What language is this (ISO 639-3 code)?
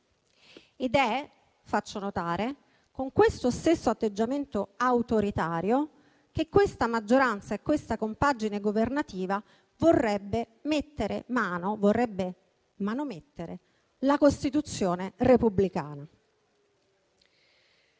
ita